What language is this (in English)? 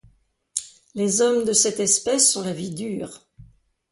French